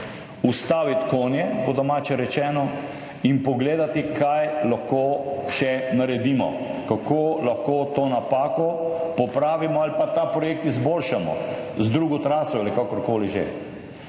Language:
Slovenian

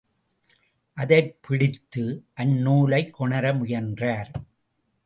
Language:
Tamil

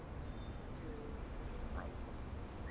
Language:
Kannada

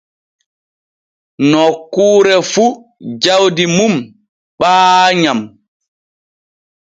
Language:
Borgu Fulfulde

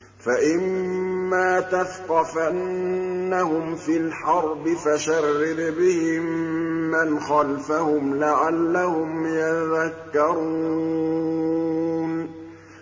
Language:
Arabic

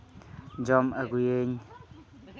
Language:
Santali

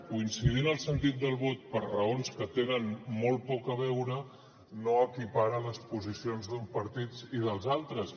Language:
Catalan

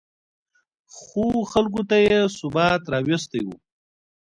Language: Pashto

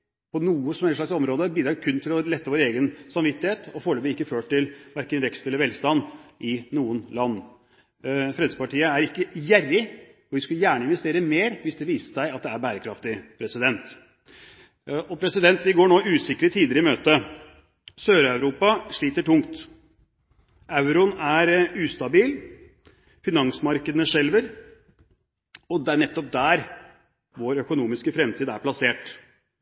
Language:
Norwegian Bokmål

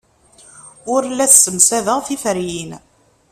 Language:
Kabyle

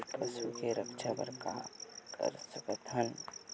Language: Chhattisgarhi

